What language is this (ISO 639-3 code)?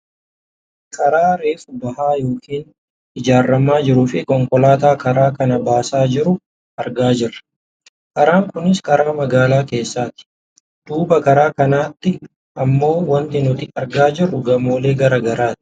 orm